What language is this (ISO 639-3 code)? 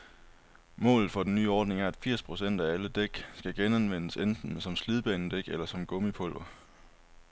dan